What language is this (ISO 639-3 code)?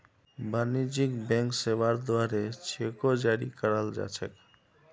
mag